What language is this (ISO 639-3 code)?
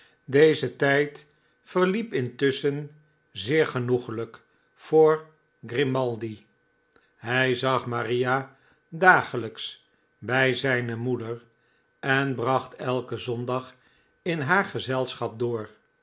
nld